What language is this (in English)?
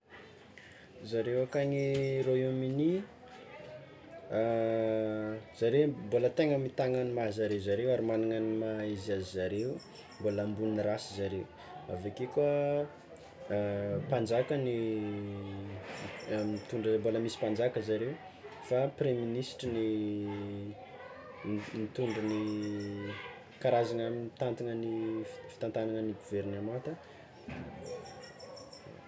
Tsimihety Malagasy